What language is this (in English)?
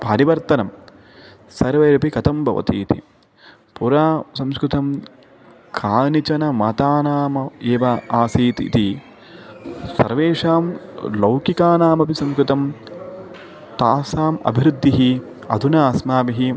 Sanskrit